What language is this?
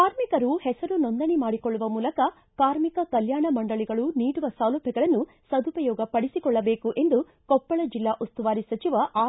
Kannada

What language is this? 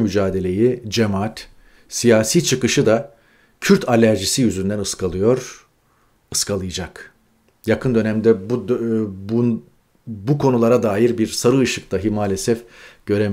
Turkish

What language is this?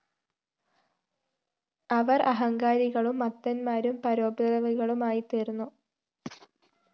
Malayalam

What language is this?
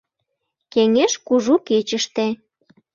Mari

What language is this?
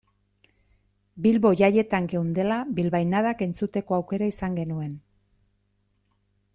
Basque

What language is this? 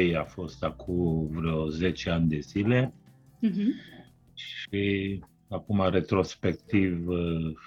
Romanian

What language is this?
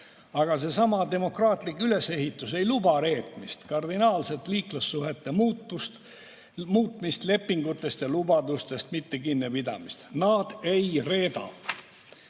Estonian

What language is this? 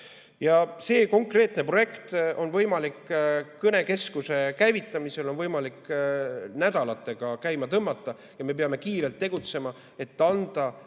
Estonian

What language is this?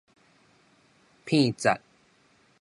Min Nan Chinese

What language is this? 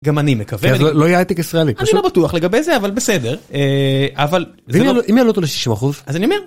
Hebrew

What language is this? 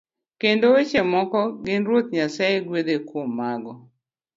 Luo (Kenya and Tanzania)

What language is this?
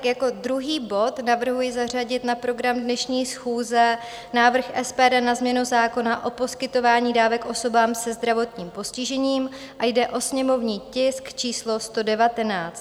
Czech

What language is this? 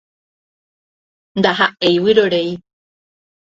Guarani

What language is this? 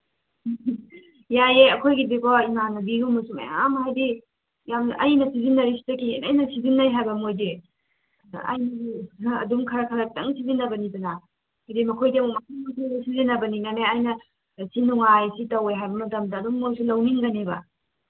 Manipuri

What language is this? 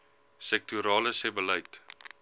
Afrikaans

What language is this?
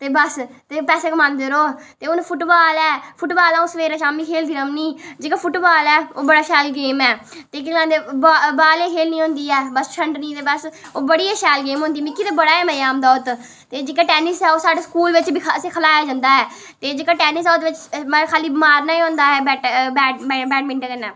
Dogri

